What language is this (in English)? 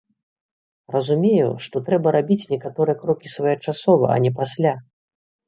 Belarusian